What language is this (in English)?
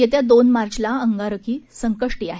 Marathi